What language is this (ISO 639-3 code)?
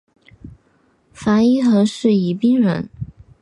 zho